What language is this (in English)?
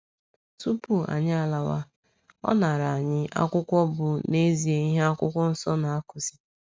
Igbo